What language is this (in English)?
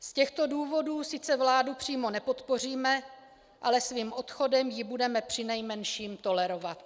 Czech